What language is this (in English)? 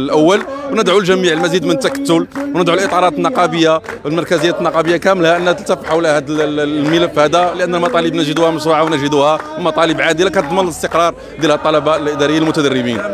Arabic